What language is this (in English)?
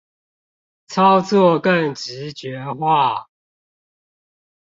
Chinese